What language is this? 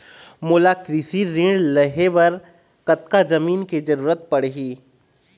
Chhattisgarhi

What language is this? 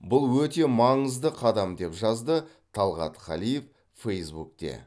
Kazakh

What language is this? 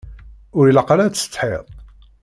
Kabyle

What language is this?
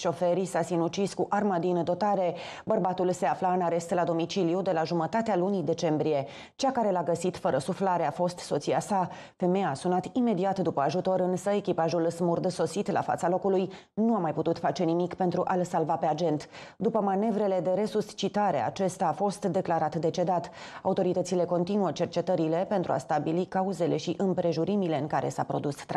Romanian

